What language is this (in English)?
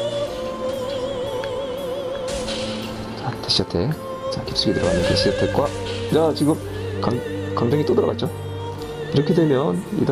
Korean